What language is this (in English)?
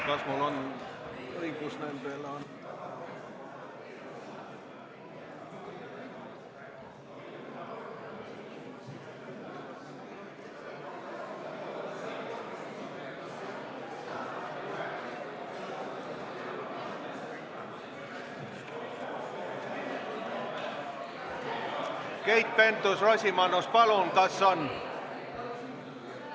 Estonian